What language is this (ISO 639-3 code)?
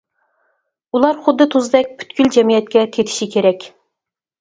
uig